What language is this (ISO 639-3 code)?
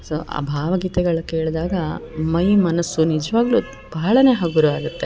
kan